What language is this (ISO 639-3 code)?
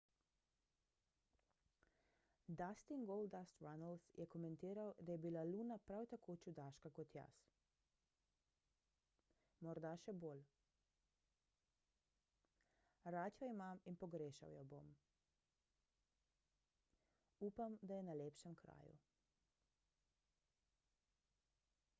slv